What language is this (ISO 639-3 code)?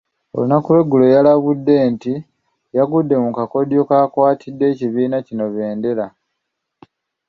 lug